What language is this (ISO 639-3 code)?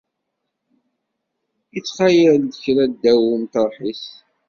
kab